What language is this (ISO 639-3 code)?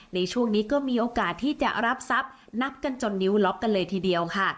tha